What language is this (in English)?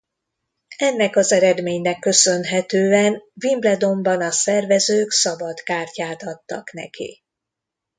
Hungarian